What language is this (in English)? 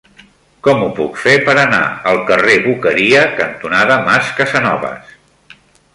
Catalan